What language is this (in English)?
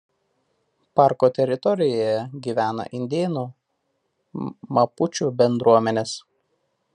Lithuanian